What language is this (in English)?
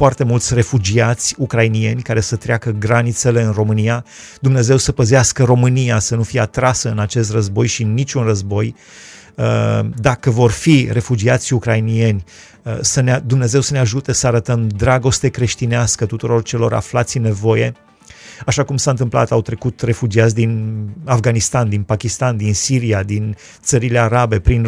Romanian